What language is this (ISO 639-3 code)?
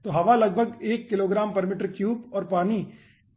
hin